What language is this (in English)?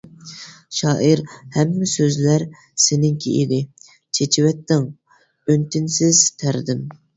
Uyghur